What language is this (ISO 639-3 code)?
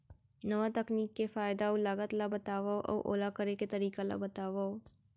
hne